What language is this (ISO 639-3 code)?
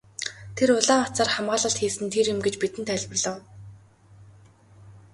mon